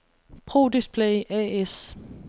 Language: Danish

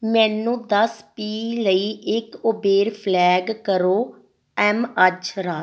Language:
Punjabi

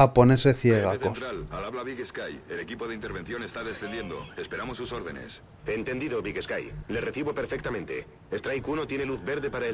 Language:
Spanish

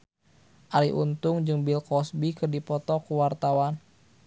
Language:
Sundanese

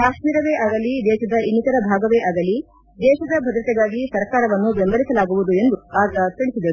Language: Kannada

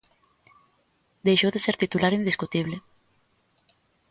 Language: Galician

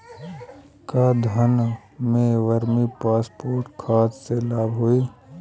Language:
Bhojpuri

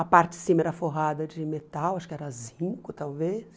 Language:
Portuguese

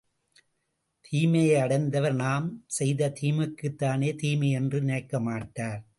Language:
Tamil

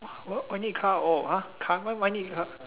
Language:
English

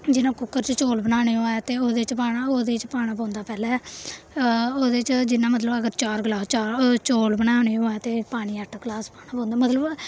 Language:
Dogri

